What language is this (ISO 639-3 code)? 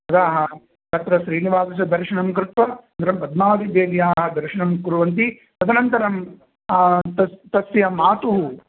san